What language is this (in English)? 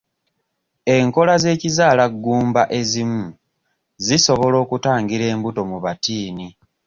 Ganda